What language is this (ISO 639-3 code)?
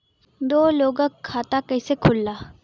bho